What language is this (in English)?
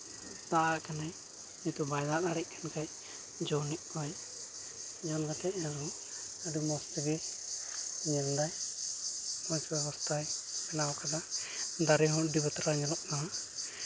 Santali